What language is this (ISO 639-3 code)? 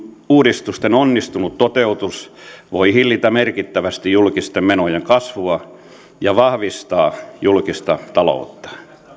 fin